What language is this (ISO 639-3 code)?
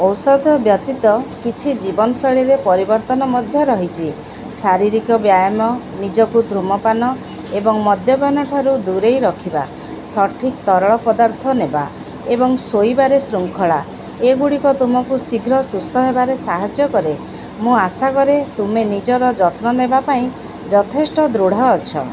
ori